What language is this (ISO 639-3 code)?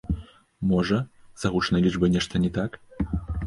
bel